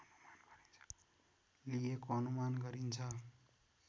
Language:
Nepali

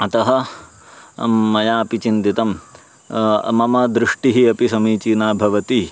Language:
Sanskrit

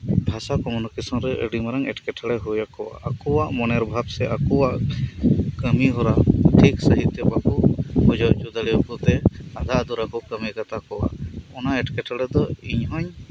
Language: Santali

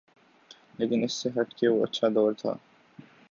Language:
Urdu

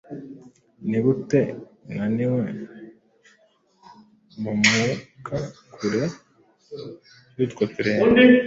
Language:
Kinyarwanda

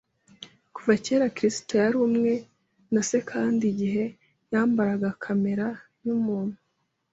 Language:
Kinyarwanda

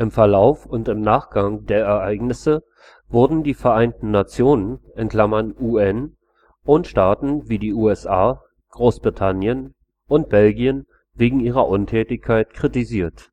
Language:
German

